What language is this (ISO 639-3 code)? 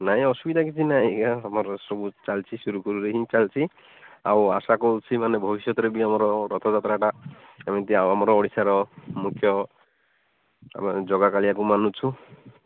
ori